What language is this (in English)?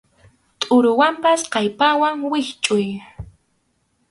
Arequipa-La Unión Quechua